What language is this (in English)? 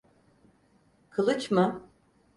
Turkish